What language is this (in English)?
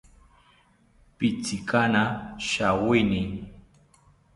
South Ucayali Ashéninka